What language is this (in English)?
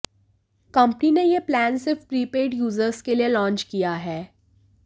Hindi